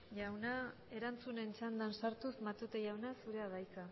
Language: Basque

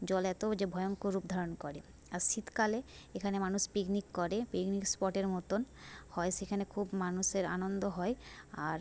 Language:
Bangla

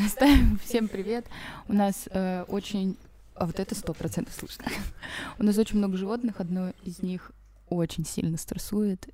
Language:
Russian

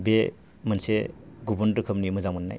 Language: Bodo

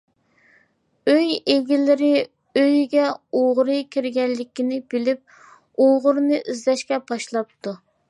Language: Uyghur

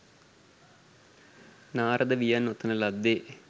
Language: Sinhala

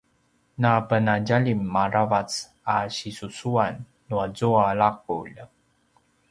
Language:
Paiwan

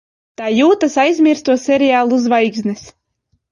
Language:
Latvian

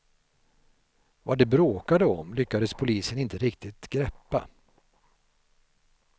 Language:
Swedish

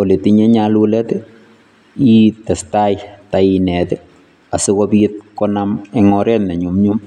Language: Kalenjin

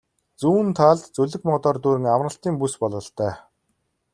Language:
Mongolian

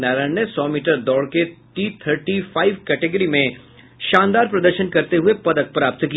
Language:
Hindi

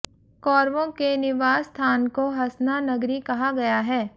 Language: Hindi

